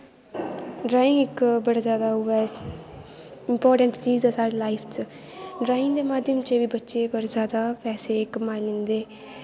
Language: Dogri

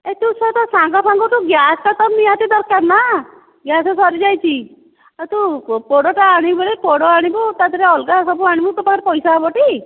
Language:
Odia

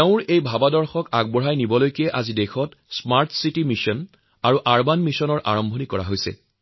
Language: Assamese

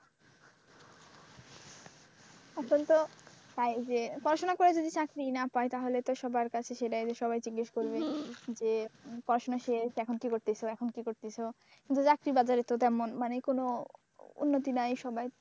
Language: Bangla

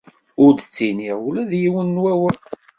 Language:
Kabyle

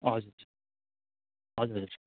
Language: Nepali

